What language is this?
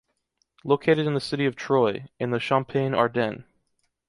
English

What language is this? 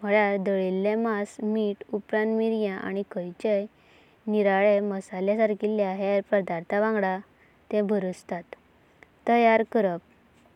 Konkani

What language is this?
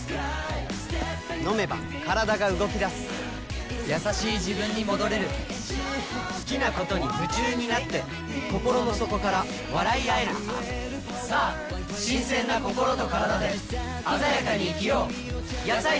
Japanese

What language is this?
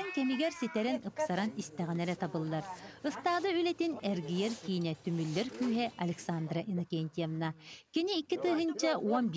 Turkish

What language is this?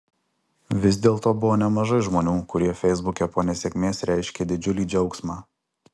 Lithuanian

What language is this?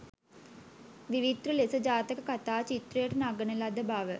Sinhala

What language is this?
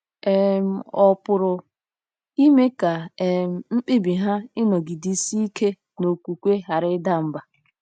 Igbo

